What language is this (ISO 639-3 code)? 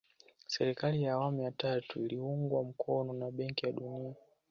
swa